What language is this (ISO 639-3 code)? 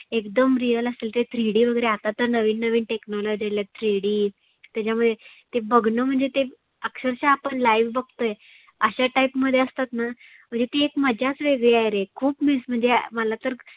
mar